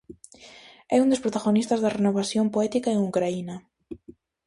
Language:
Galician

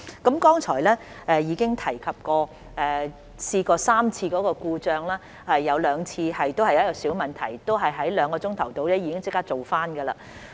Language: Cantonese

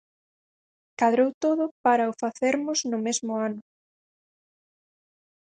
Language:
Galician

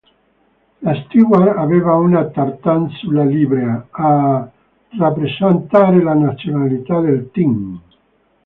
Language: Italian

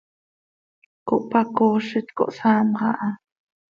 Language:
Seri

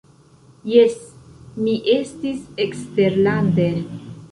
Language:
Esperanto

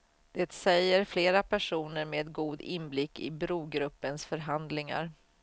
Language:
Swedish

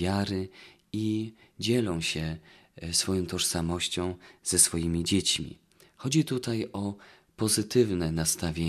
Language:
Polish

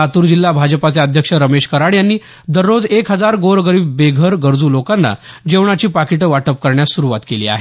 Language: Marathi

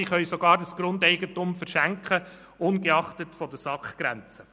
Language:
Swiss German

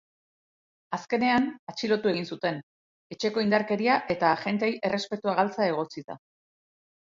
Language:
Basque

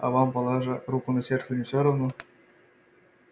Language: Russian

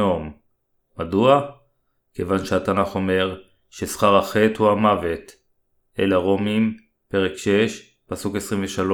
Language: Hebrew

